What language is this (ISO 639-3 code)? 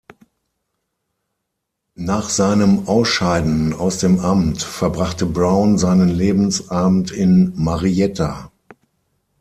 deu